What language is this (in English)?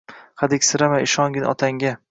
Uzbek